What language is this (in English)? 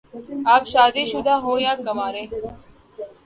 Urdu